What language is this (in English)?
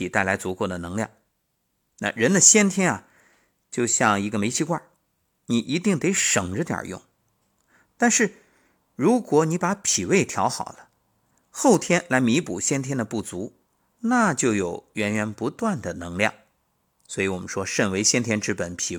Chinese